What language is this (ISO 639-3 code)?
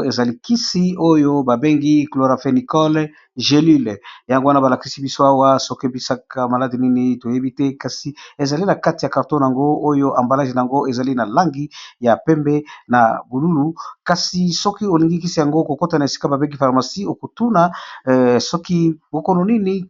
lin